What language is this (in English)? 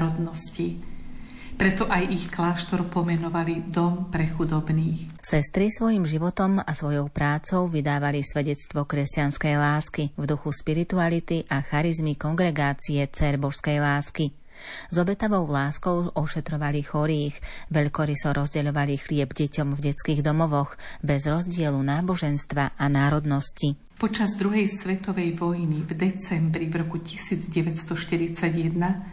Slovak